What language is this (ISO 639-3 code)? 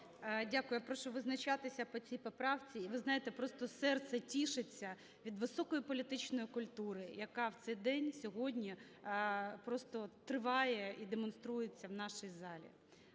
ukr